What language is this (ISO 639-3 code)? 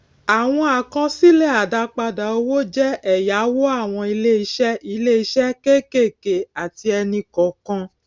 yor